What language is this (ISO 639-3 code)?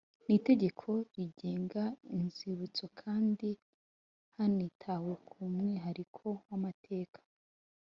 kin